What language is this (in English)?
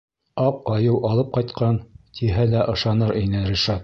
Bashkir